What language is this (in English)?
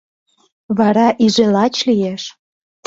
Mari